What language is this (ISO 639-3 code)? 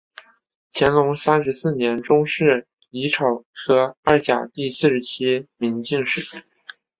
zho